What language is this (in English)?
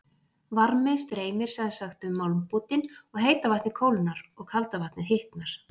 Icelandic